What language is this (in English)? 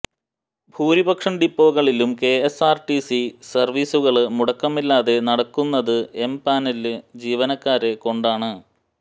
Malayalam